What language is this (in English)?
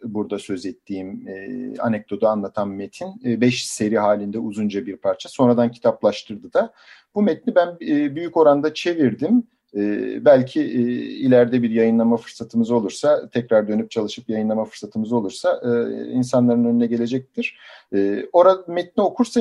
Turkish